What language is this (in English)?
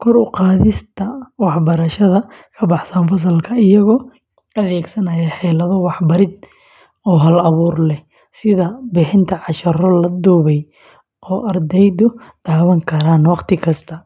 Somali